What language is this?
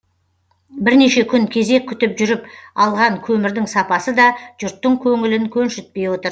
Kazakh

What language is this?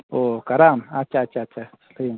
Santali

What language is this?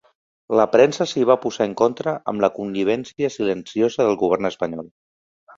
Catalan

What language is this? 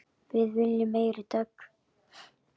Icelandic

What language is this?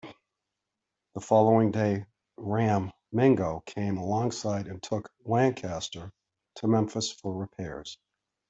English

